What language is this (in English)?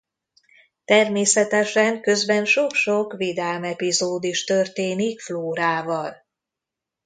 Hungarian